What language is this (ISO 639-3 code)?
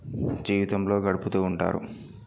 tel